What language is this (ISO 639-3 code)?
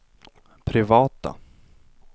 swe